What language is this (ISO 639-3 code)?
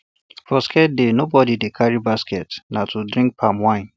pcm